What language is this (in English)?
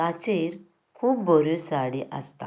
Konkani